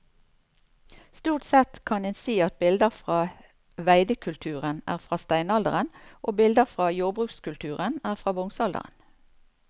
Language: Norwegian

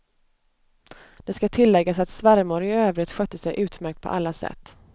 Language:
Swedish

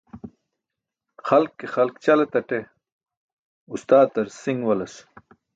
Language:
Burushaski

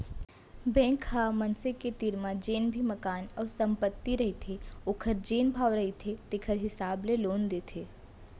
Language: Chhattisgarhi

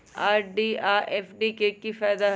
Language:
Magahi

